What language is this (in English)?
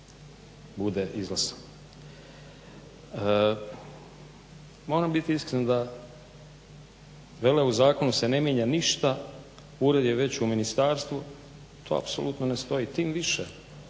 Croatian